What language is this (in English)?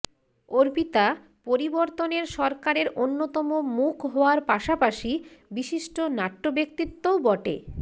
Bangla